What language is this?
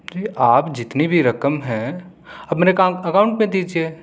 Urdu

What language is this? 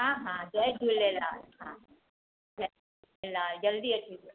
Sindhi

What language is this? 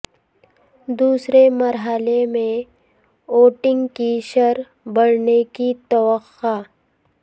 Urdu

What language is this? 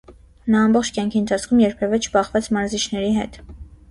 Armenian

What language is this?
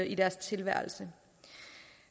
Danish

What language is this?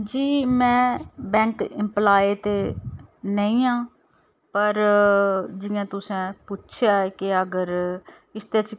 Dogri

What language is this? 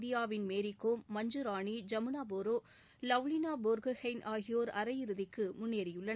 Tamil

